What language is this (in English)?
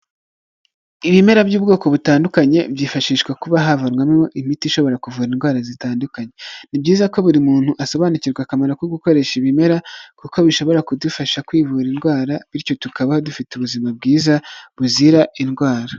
Kinyarwanda